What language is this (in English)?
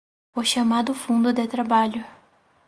Portuguese